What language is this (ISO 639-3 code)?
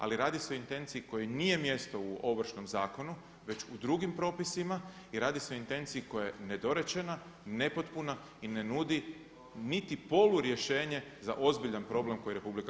hrv